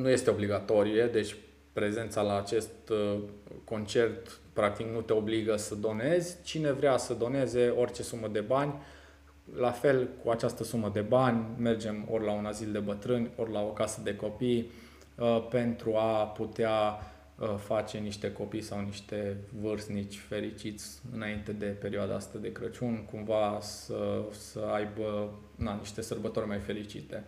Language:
Romanian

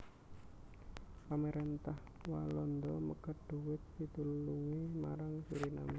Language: Javanese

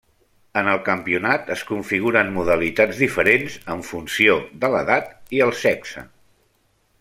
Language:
Catalan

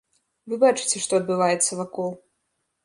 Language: Belarusian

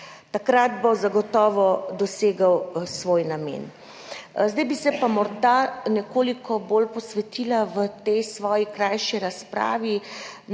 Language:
Slovenian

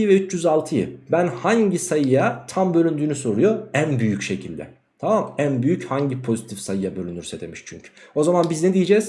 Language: Turkish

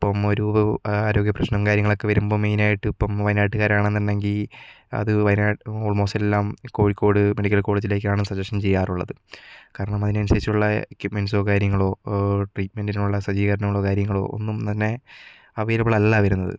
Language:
Malayalam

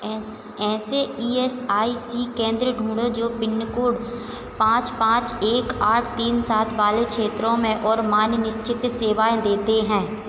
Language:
Hindi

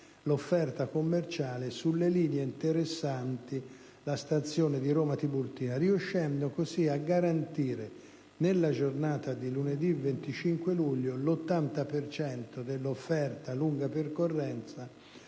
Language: Italian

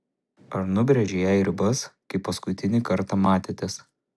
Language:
Lithuanian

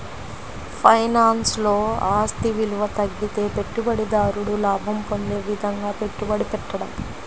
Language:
Telugu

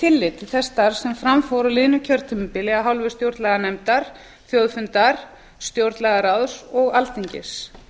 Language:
Icelandic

